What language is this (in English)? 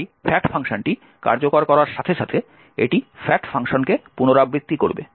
Bangla